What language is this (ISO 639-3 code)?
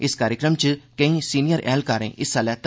doi